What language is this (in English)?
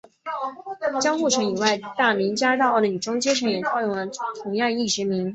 Chinese